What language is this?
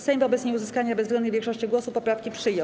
Polish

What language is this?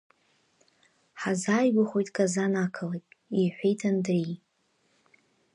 Abkhazian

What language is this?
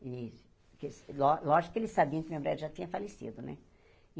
Portuguese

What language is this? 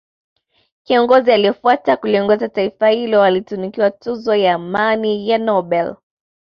Swahili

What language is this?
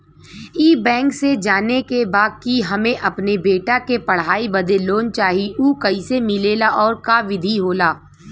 Bhojpuri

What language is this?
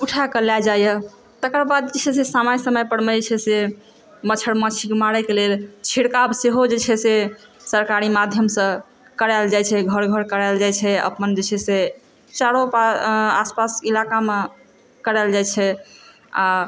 Maithili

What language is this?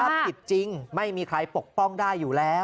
Thai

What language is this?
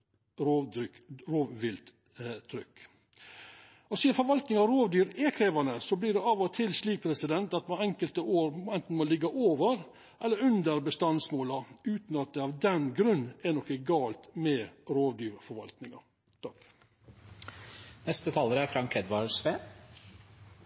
Norwegian Nynorsk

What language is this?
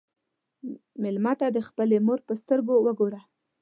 Pashto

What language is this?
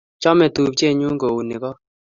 Kalenjin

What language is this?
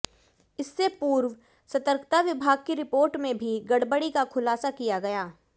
Hindi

